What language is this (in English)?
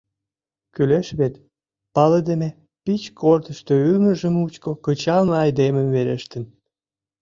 Mari